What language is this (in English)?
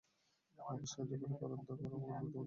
Bangla